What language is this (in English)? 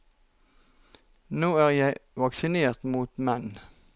Norwegian